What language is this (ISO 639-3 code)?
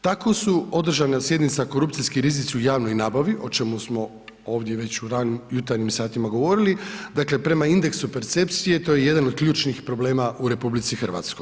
hrv